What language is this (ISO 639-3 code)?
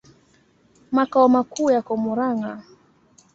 swa